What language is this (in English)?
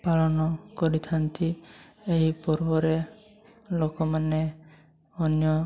Odia